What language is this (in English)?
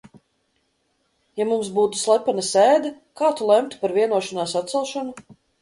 Latvian